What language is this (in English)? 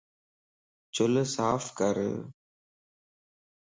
Lasi